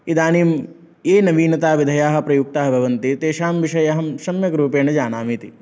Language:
Sanskrit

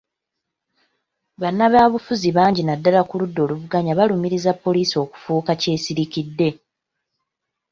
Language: Ganda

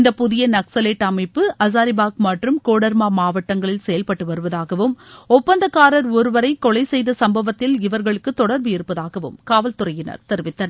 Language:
Tamil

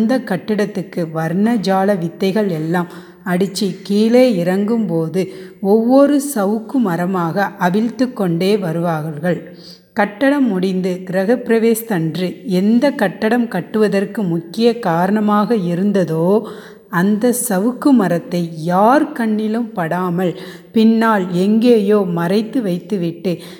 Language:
Tamil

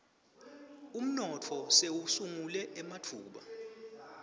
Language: Swati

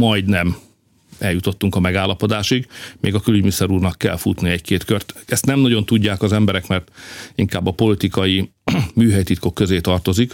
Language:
Hungarian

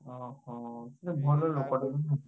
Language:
Odia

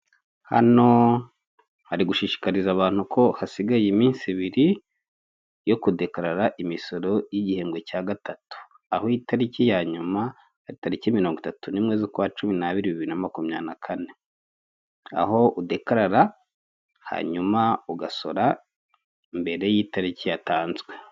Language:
Kinyarwanda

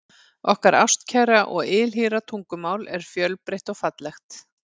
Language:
Icelandic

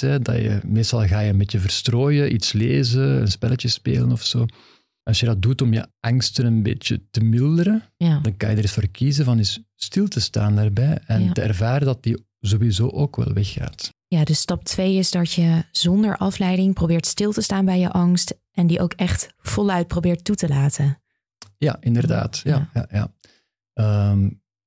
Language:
Dutch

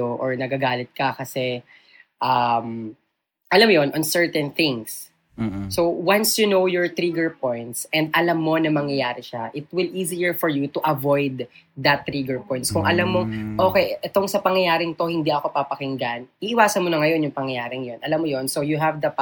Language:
Filipino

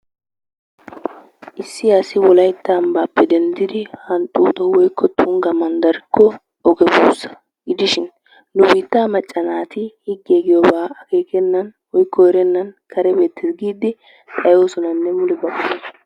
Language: Wolaytta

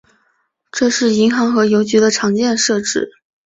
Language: Chinese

